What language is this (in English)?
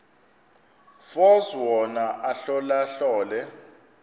Xhosa